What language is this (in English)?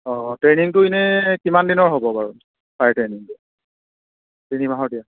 Assamese